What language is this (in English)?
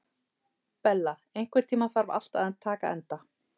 Icelandic